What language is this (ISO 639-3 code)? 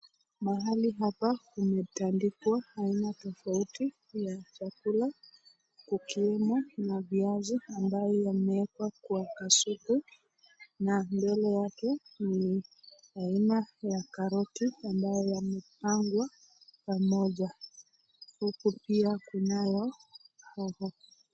swa